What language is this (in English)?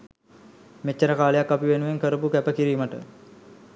Sinhala